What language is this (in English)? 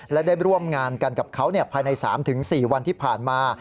Thai